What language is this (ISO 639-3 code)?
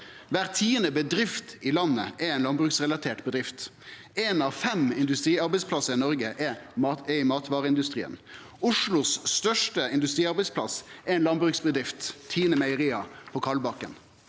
nor